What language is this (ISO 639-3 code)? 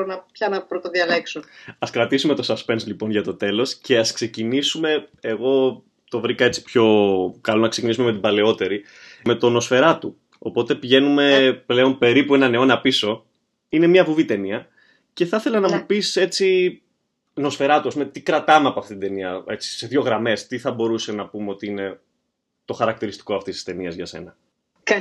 ell